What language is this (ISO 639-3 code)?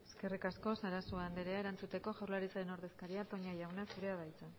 eus